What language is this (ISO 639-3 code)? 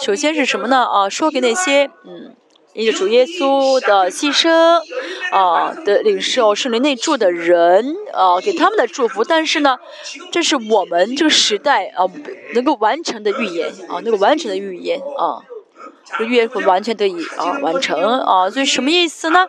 zho